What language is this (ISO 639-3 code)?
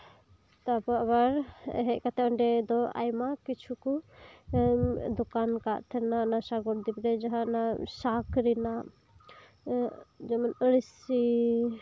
sat